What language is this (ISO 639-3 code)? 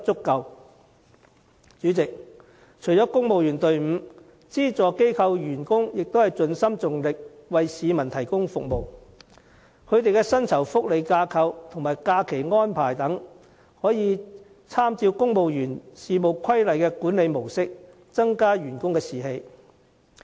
yue